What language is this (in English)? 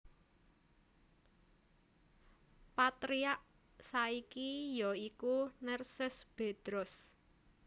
Javanese